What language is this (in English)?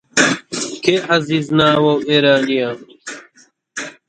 Central Kurdish